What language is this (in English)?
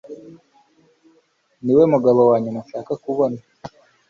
Kinyarwanda